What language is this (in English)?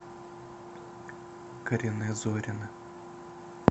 Russian